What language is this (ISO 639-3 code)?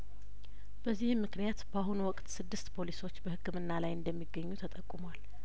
amh